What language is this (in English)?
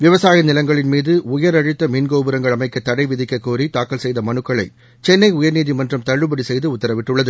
Tamil